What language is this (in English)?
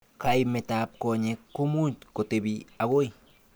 Kalenjin